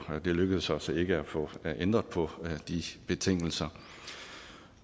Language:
Danish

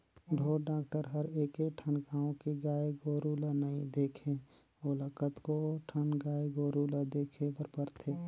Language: Chhattisgarhi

